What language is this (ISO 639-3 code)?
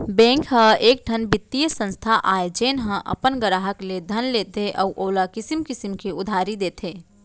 hne